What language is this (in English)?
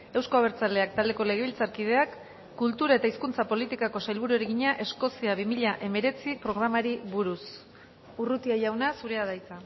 Basque